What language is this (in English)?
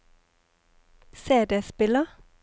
Norwegian